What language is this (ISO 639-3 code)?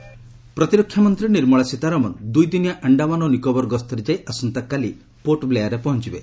ori